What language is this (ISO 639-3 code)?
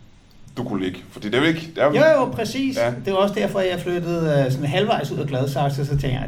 dan